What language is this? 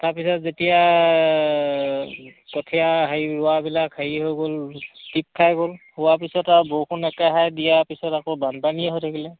Assamese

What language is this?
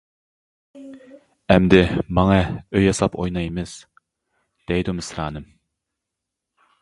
Uyghur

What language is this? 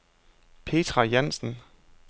Danish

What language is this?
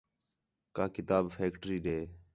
Khetrani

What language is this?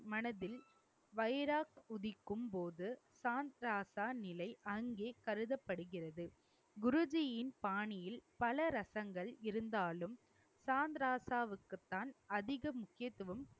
Tamil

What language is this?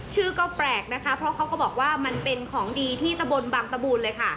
Thai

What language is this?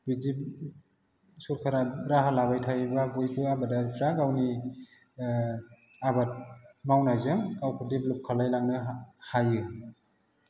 Bodo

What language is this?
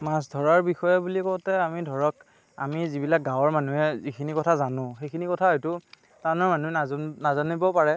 Assamese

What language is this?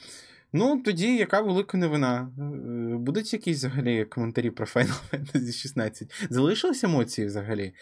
Ukrainian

